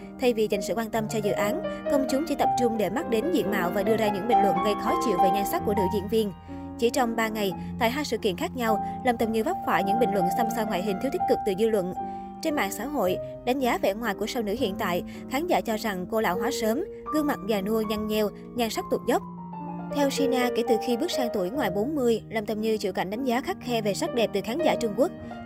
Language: Vietnamese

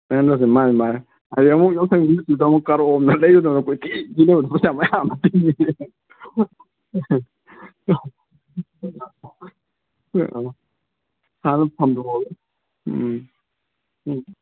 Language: Manipuri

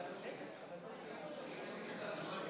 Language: Hebrew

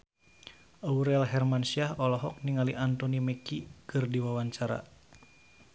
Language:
Sundanese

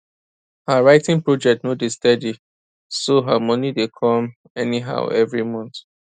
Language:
Nigerian Pidgin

